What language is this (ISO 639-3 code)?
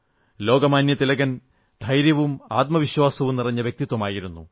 mal